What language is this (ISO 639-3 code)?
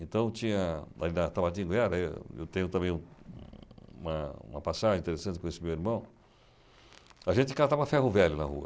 por